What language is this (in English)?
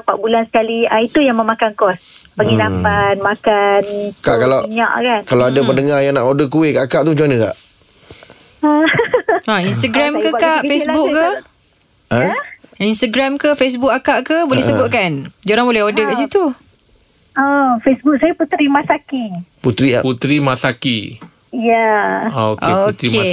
Malay